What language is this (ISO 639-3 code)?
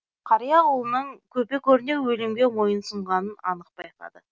kaz